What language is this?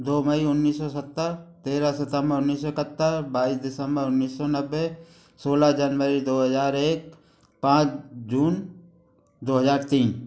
Hindi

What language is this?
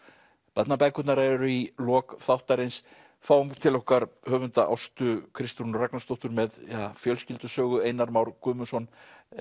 Icelandic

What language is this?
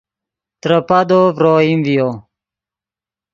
Yidgha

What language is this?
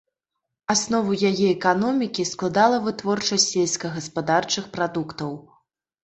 Belarusian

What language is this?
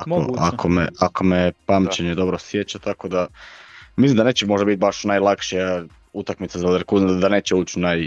Croatian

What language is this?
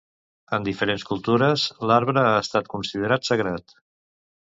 Catalan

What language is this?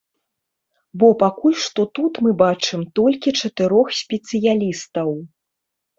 Belarusian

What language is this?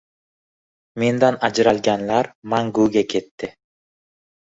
Uzbek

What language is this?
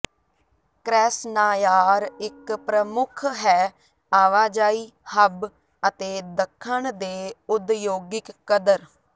Punjabi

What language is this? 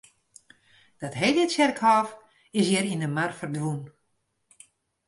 Western Frisian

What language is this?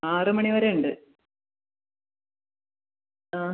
Malayalam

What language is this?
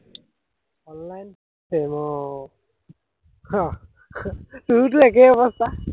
Assamese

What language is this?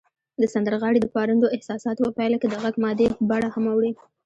Pashto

